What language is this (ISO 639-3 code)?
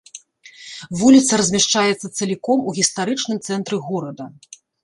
bel